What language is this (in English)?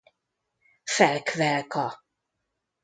Hungarian